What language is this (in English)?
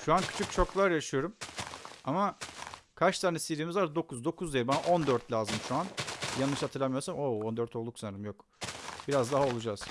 Turkish